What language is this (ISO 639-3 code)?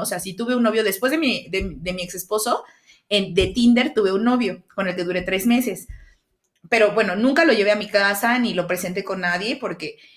spa